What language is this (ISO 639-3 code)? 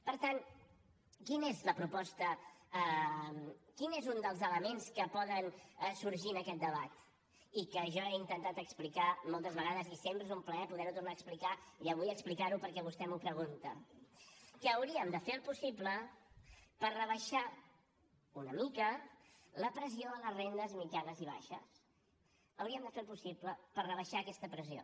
cat